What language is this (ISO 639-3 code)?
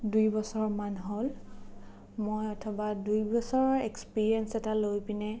asm